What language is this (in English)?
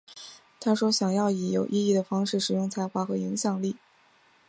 Chinese